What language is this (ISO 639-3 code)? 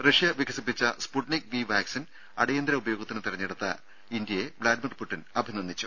mal